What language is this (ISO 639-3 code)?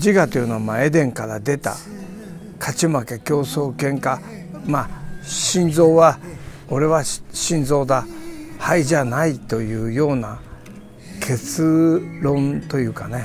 jpn